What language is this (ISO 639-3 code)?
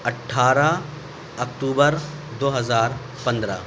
urd